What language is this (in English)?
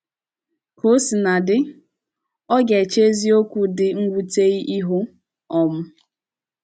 Igbo